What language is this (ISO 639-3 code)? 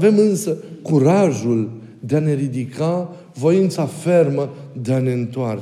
ron